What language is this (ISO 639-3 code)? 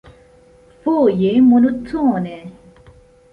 epo